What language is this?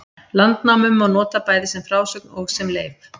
Icelandic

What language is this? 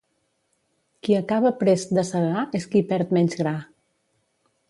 Catalan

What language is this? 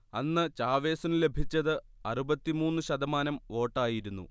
Malayalam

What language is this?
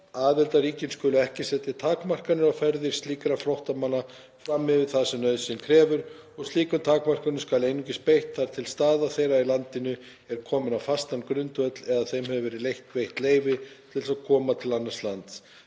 Icelandic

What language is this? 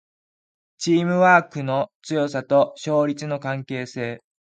Japanese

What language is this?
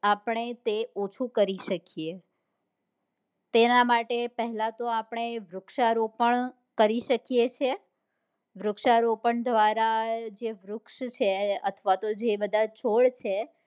Gujarati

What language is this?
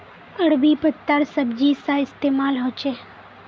Magahi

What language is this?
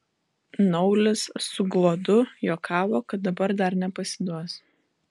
Lithuanian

